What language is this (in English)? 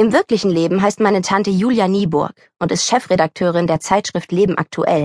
German